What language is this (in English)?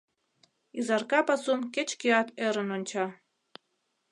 Mari